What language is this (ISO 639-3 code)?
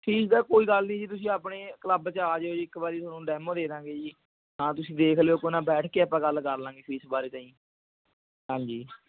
pan